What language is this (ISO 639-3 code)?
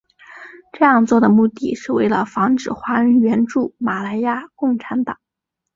zho